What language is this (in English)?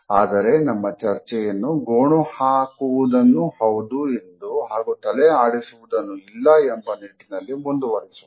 Kannada